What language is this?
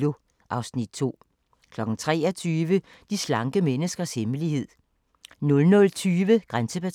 Danish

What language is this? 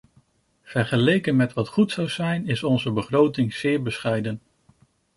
Dutch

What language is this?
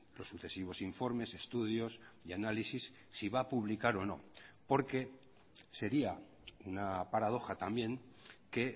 Spanish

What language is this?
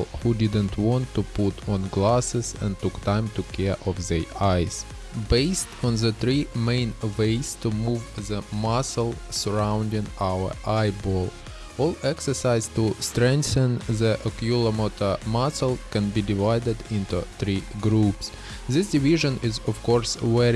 English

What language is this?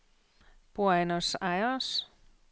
Danish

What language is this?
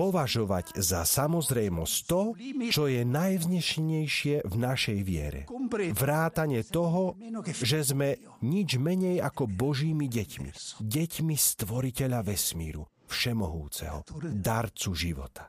Slovak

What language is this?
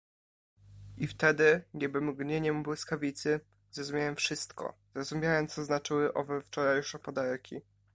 Polish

